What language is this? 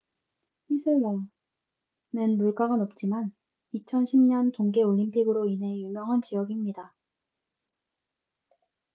Korean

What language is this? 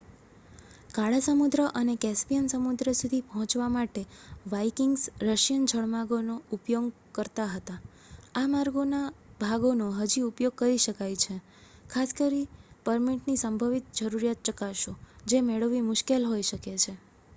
Gujarati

